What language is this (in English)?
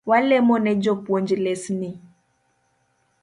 Luo (Kenya and Tanzania)